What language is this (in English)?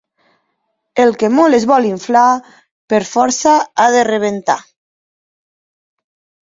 Catalan